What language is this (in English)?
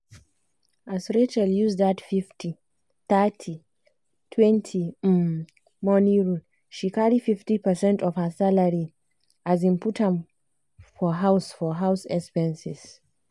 Nigerian Pidgin